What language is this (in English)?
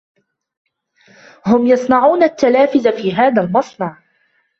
Arabic